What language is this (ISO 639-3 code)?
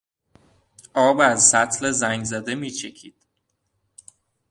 fas